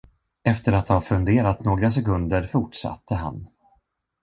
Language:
Swedish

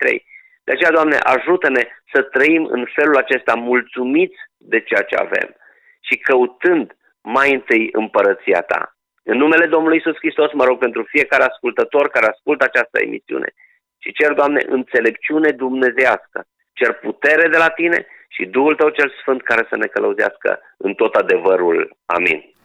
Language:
Romanian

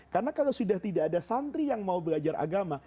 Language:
Indonesian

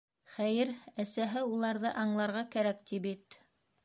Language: Bashkir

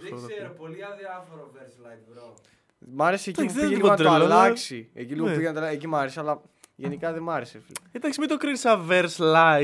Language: Greek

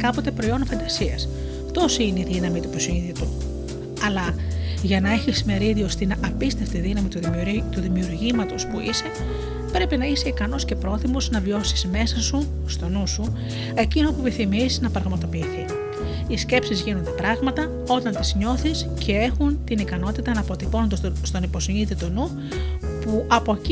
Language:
Greek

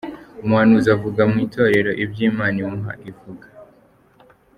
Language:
Kinyarwanda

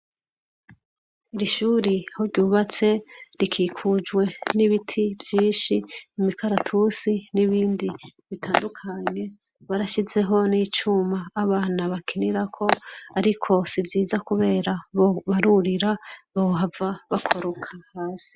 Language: Rundi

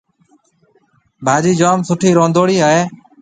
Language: Marwari (Pakistan)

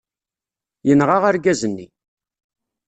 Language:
Kabyle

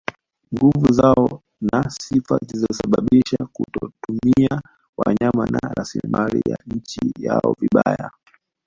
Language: Swahili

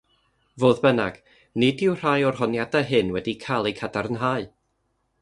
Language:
Welsh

